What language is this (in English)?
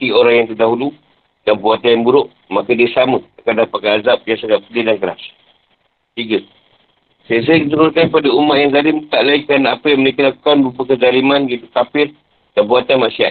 Malay